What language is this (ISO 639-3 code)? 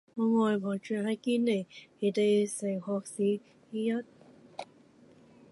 yue